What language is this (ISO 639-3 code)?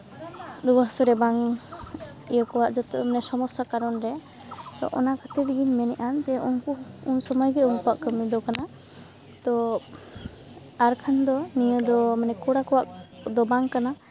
sat